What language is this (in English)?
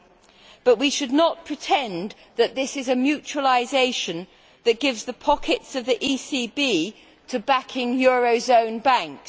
English